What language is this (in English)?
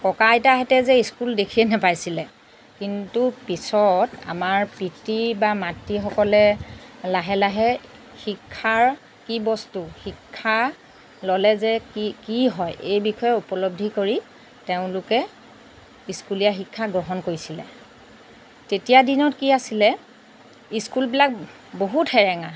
Assamese